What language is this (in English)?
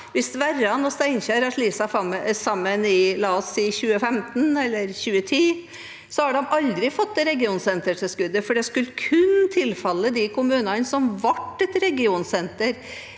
Norwegian